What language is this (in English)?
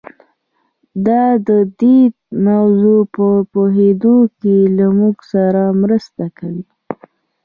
Pashto